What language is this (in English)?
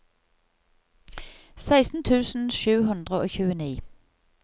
Norwegian